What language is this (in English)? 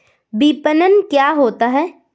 Hindi